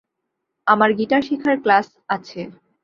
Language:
Bangla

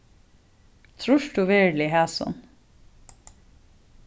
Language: Faroese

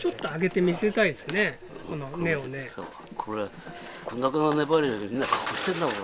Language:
Japanese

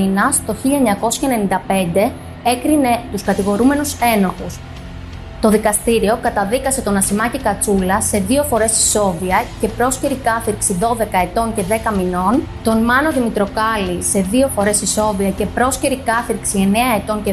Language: Greek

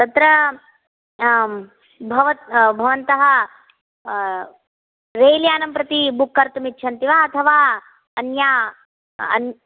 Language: Sanskrit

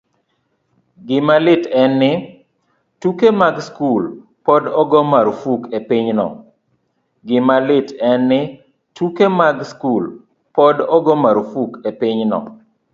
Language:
Luo (Kenya and Tanzania)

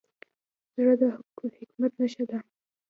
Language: Pashto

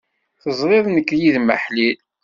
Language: Kabyle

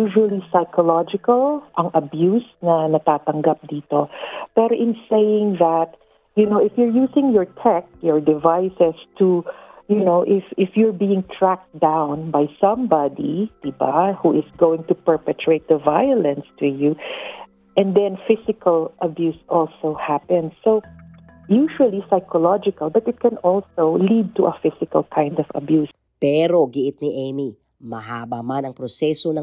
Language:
Filipino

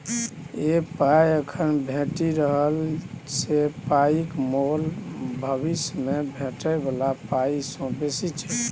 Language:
Maithili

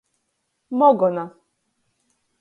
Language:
Latgalian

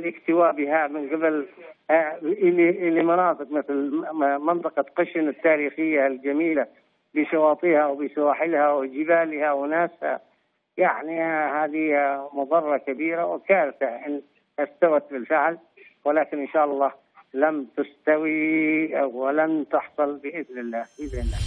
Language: Arabic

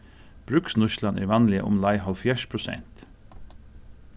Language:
Faroese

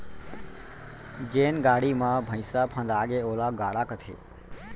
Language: Chhattisgarhi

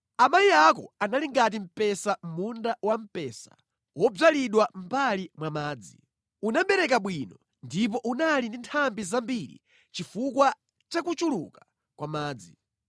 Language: Nyanja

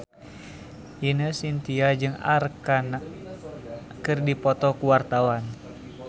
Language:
Sundanese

